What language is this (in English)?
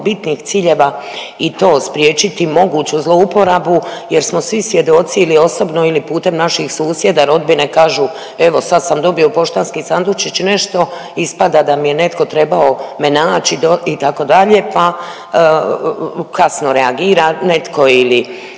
Croatian